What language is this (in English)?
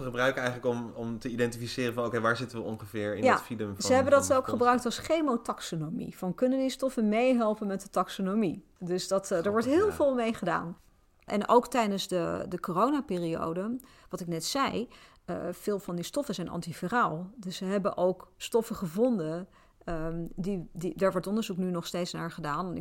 Dutch